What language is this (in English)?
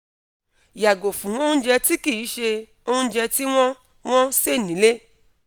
Yoruba